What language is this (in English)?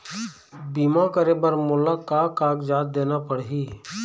Chhattisgarhi